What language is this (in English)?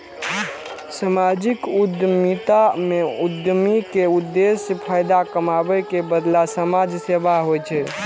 Maithili